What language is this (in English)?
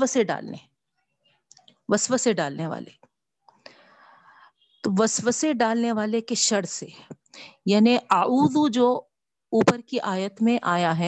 Urdu